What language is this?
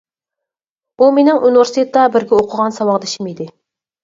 Uyghur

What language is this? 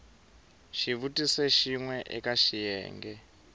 Tsonga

